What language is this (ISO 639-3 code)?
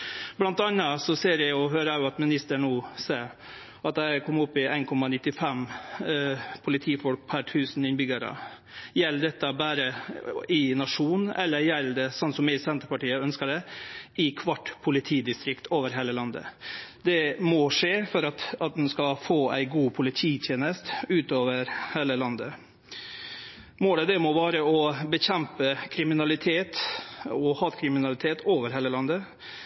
nno